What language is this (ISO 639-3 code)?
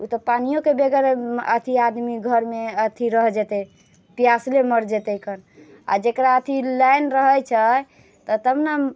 mai